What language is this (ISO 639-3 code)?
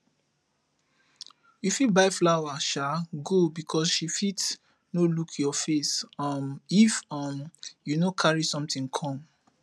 pcm